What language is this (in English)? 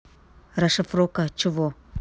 Russian